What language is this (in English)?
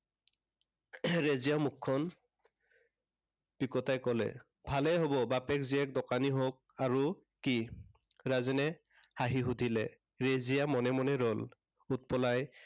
Assamese